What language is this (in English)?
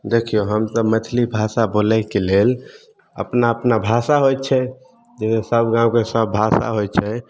Maithili